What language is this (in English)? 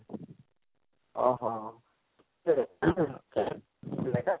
Odia